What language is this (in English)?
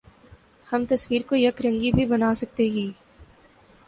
Urdu